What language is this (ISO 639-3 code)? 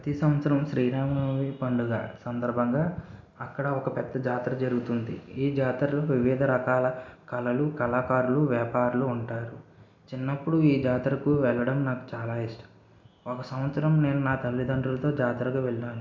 tel